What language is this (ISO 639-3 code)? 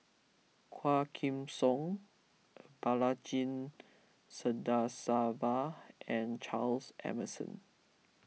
eng